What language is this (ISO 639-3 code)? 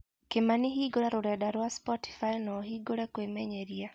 kik